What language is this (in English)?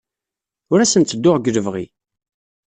Kabyle